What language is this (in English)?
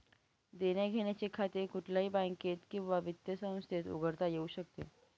Marathi